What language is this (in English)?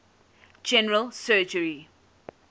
English